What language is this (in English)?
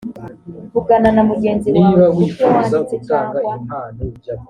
Kinyarwanda